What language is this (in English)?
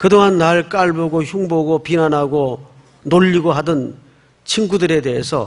Korean